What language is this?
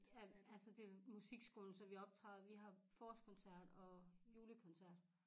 Danish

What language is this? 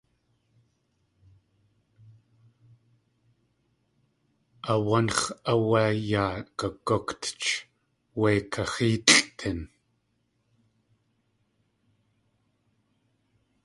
Tlingit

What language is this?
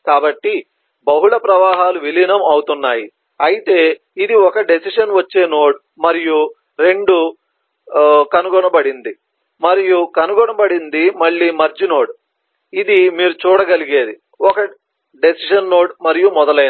Telugu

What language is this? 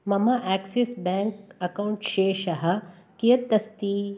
Sanskrit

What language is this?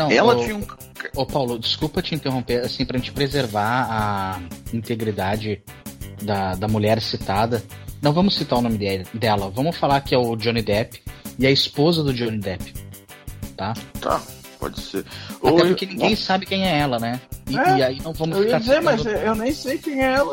Portuguese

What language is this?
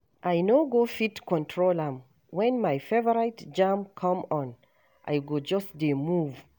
Nigerian Pidgin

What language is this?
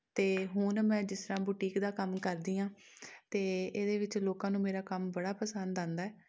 Punjabi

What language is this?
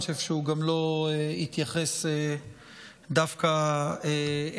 Hebrew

